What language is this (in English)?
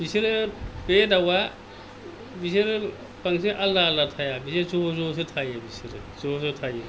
Bodo